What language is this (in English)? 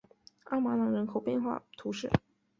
Chinese